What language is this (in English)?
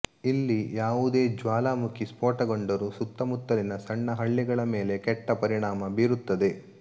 Kannada